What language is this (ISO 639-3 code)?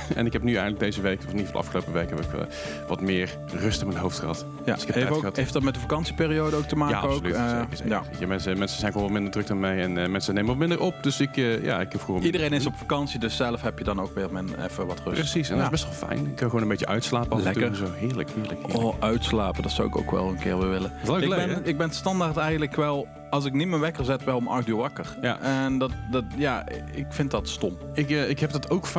nld